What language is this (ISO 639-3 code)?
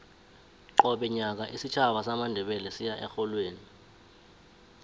nbl